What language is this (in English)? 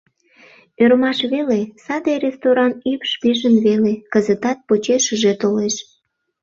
Mari